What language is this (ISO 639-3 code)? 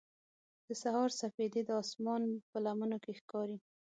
pus